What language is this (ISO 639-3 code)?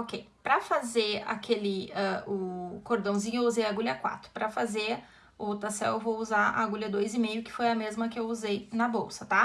por